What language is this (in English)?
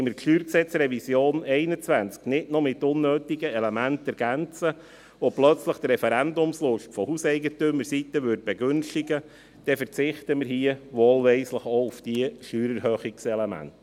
Swiss German